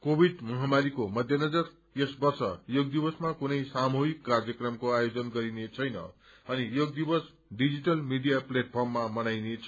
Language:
Nepali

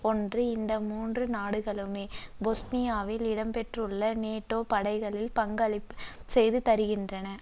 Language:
Tamil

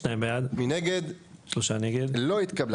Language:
Hebrew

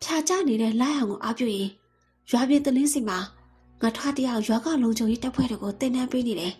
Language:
Thai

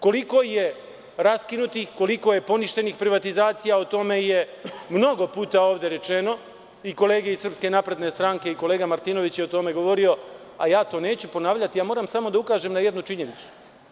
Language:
Serbian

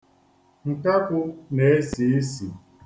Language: Igbo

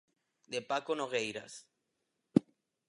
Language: Galician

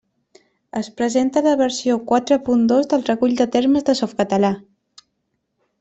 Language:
Catalan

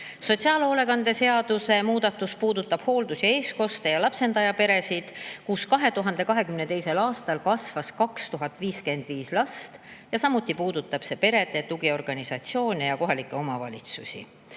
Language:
Estonian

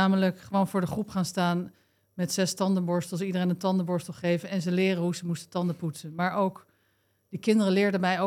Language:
Dutch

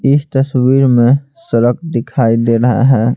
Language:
Hindi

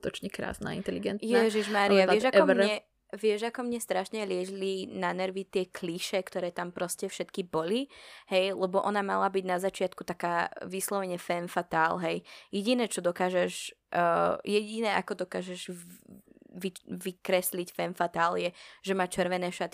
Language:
Slovak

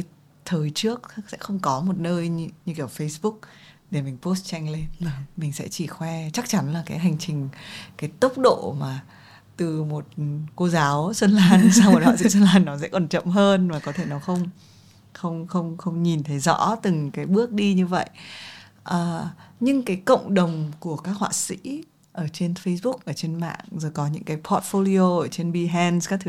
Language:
Vietnamese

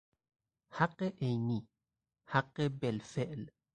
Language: Persian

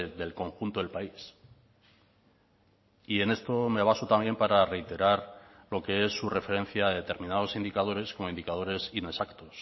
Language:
Spanish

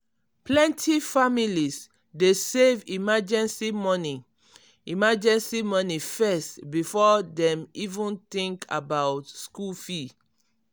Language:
Nigerian Pidgin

